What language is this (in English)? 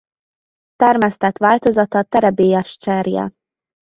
Hungarian